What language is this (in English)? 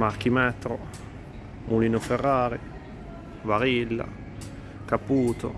Italian